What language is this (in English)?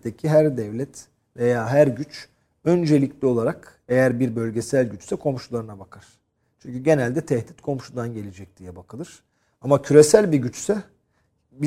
Turkish